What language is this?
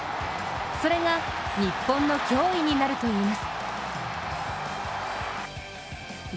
Japanese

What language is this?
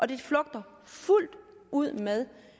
Danish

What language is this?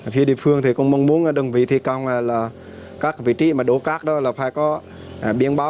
Vietnamese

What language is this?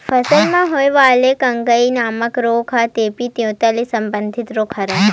Chhattisgarhi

